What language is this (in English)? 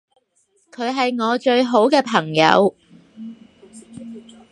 Cantonese